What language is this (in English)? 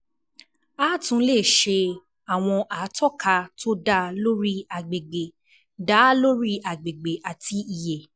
Yoruba